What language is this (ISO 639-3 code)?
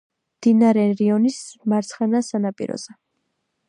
kat